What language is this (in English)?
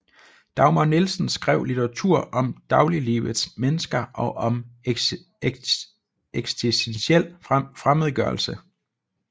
Danish